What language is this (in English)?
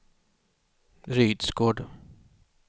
Swedish